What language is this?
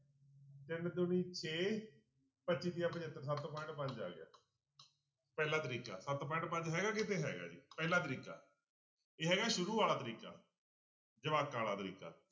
Punjabi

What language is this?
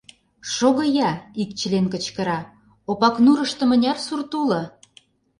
Mari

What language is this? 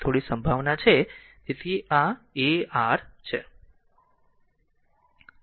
Gujarati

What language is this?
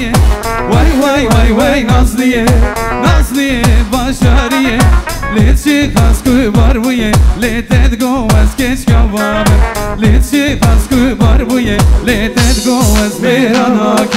Turkish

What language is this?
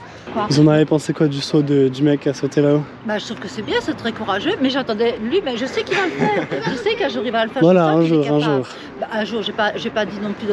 French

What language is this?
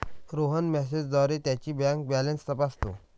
Marathi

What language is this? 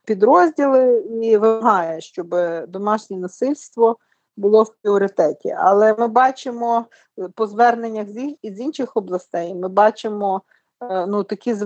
Ukrainian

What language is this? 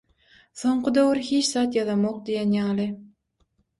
Turkmen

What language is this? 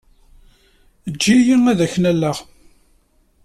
Kabyle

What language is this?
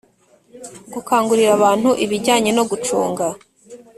Kinyarwanda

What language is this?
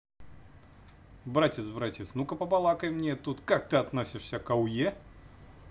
Russian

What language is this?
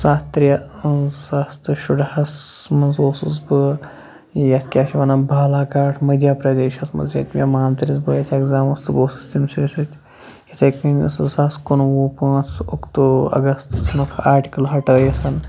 Kashmiri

